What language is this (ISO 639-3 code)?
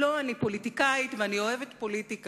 heb